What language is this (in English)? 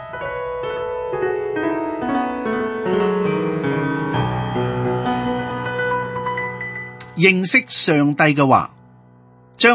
Chinese